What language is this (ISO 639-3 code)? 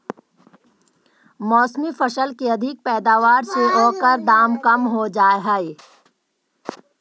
mag